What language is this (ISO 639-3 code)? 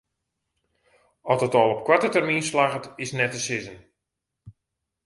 fry